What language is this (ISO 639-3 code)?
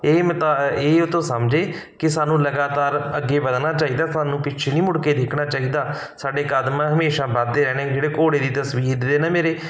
pan